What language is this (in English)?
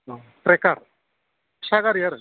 Bodo